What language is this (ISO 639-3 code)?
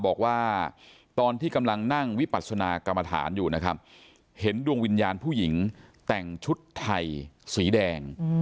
tha